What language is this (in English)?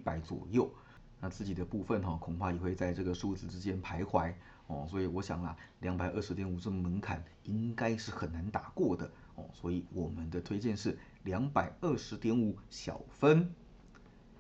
Chinese